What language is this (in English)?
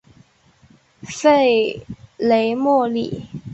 Chinese